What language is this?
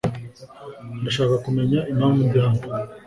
Kinyarwanda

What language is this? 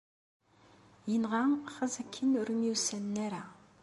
Kabyle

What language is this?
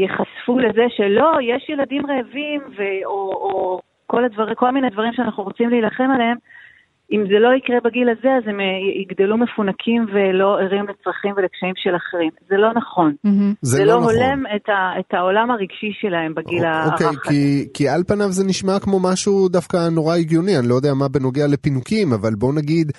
Hebrew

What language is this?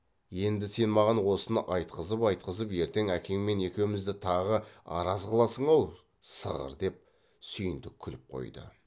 Kazakh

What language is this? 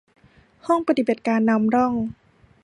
Thai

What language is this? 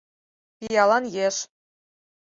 Mari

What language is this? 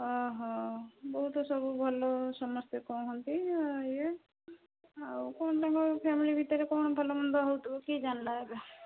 Odia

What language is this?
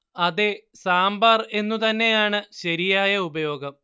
Malayalam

